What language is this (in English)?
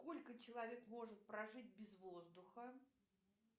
Russian